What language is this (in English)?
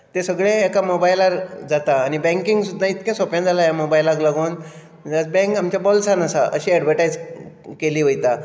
Konkani